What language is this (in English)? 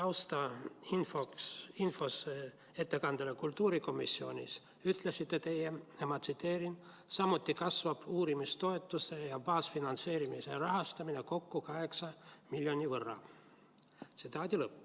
Estonian